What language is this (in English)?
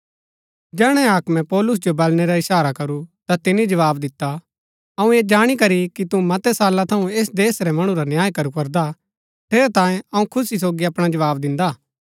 Gaddi